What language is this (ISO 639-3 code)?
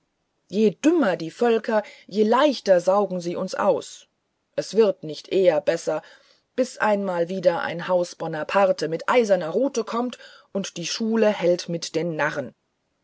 deu